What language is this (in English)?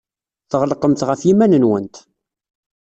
Kabyle